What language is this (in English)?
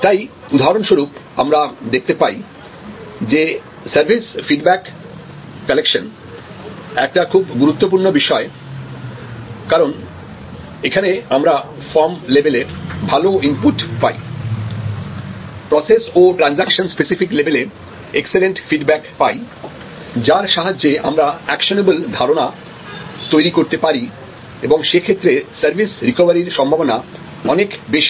Bangla